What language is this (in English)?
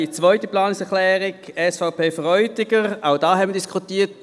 Swiss German